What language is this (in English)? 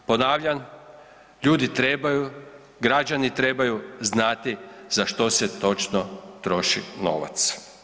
Croatian